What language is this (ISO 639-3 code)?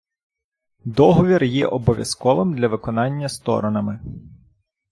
ukr